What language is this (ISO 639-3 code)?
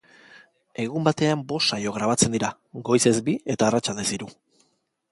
eus